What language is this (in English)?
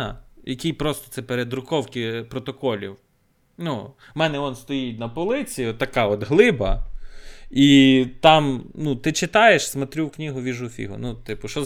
Ukrainian